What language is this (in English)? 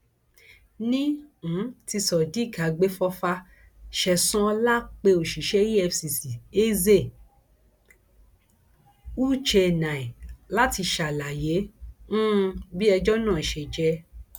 Yoruba